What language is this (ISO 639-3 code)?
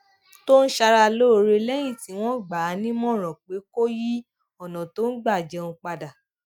yor